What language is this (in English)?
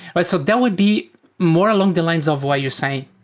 English